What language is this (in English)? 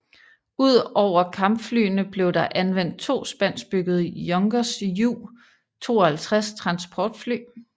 Danish